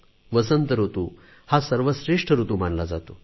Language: Marathi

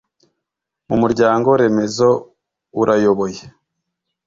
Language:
Kinyarwanda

